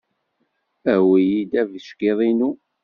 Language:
Kabyle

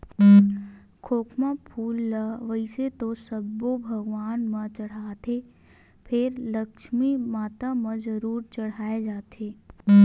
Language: Chhattisgarhi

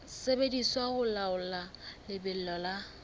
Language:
Southern Sotho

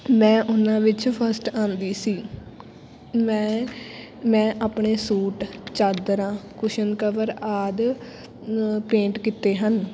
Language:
Punjabi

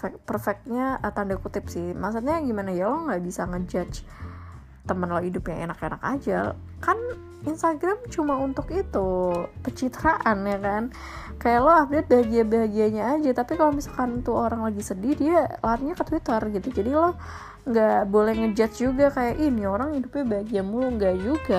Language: Indonesian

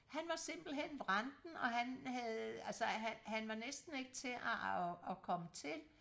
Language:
Danish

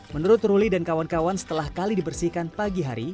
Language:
Indonesian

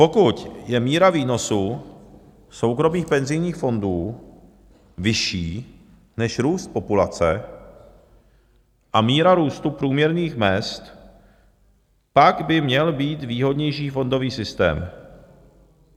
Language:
Czech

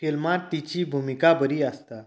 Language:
Konkani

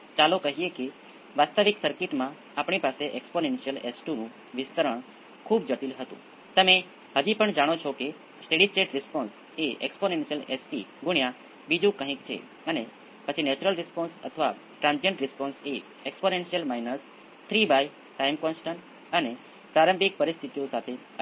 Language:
Gujarati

